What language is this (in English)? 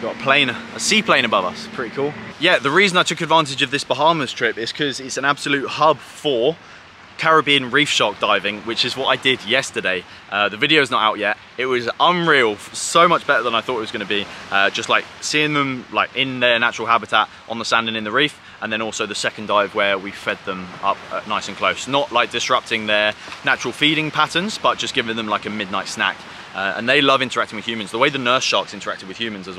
English